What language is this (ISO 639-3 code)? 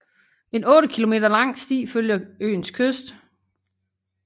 dan